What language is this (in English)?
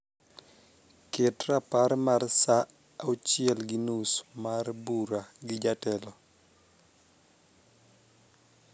Luo (Kenya and Tanzania)